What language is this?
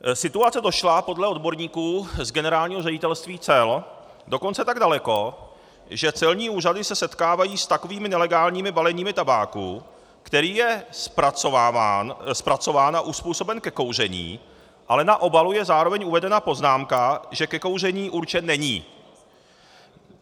Czech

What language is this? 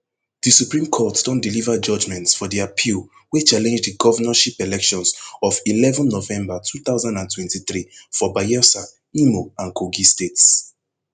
Nigerian Pidgin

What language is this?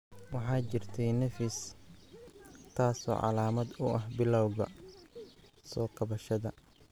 Somali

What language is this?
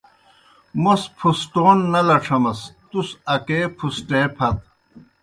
Kohistani Shina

